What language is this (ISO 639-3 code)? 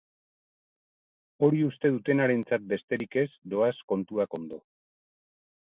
eus